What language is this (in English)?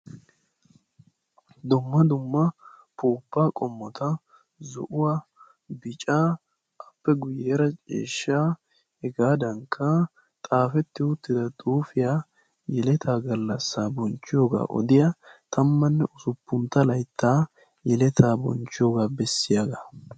Wolaytta